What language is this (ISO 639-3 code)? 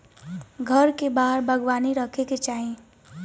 bho